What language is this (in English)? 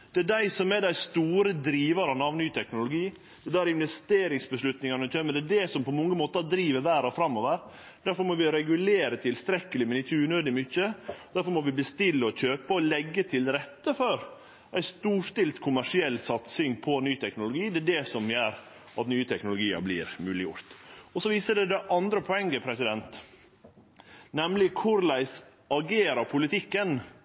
Norwegian Nynorsk